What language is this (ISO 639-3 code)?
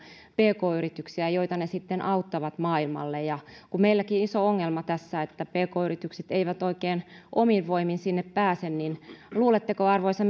fin